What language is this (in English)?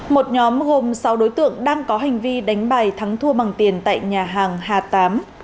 Vietnamese